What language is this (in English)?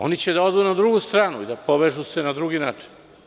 Serbian